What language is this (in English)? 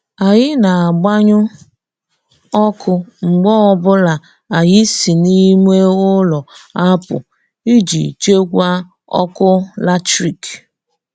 Igbo